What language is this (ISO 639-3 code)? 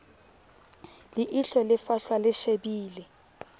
sot